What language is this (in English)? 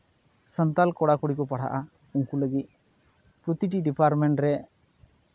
Santali